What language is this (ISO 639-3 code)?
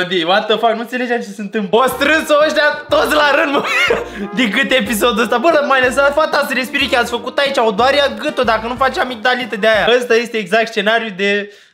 ron